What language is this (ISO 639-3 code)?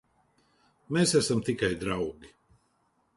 lav